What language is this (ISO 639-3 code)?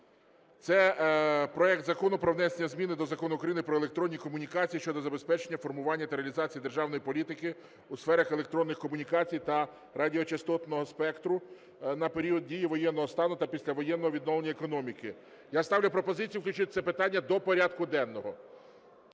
ukr